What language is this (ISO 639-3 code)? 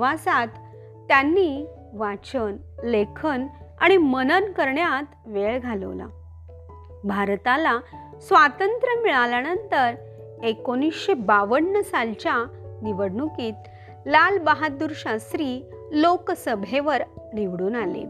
mar